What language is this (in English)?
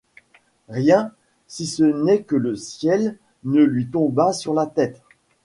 French